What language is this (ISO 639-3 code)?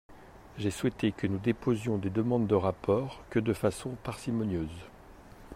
fra